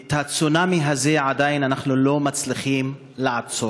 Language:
Hebrew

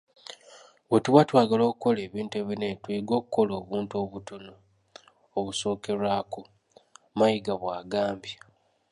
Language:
Ganda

